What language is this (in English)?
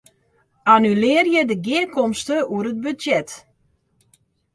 Western Frisian